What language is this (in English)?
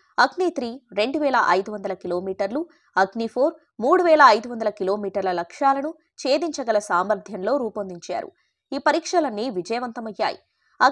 Telugu